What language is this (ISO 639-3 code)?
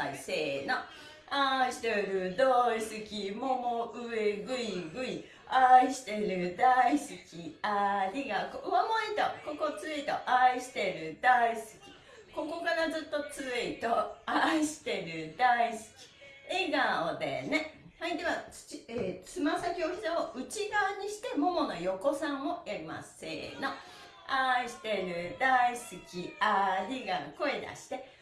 jpn